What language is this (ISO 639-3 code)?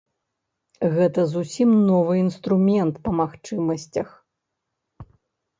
bel